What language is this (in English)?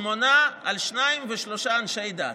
Hebrew